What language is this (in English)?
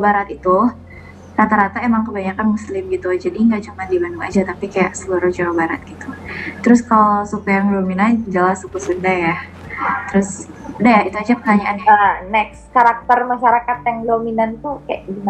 Indonesian